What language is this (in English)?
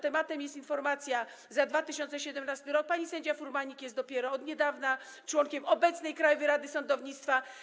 Polish